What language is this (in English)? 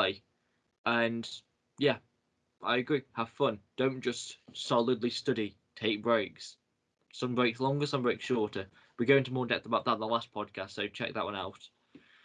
English